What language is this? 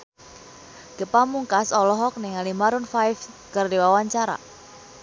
Sundanese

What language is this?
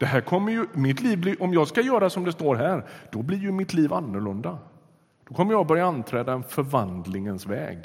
Swedish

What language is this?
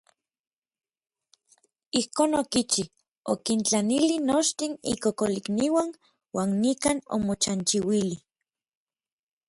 Orizaba Nahuatl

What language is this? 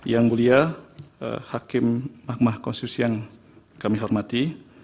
Indonesian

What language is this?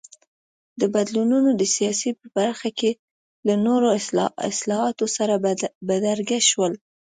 Pashto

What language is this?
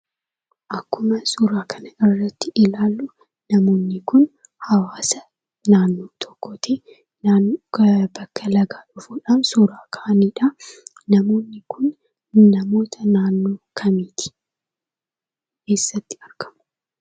Oromo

